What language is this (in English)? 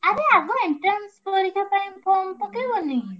Odia